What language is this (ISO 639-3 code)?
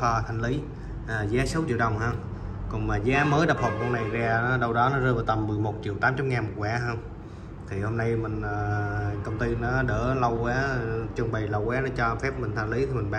vie